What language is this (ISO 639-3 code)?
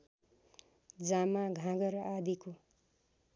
nep